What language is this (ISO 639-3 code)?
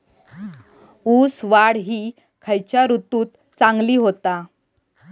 mar